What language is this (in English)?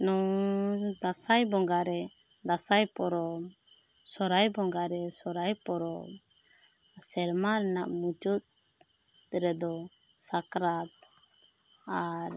Santali